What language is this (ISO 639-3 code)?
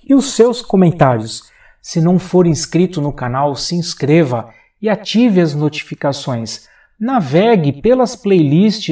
por